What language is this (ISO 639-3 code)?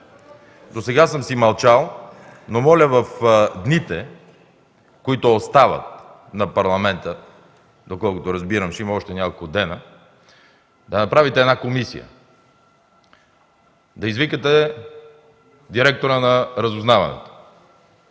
bul